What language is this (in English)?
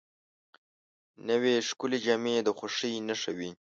Pashto